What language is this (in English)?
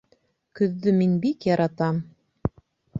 Bashkir